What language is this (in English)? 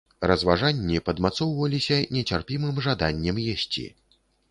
Belarusian